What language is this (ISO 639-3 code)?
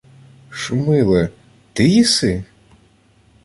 ukr